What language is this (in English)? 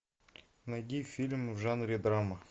Russian